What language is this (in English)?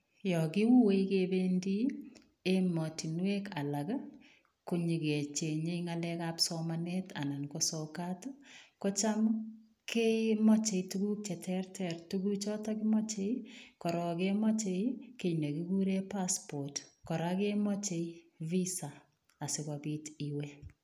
Kalenjin